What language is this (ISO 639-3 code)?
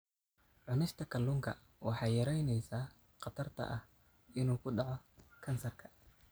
som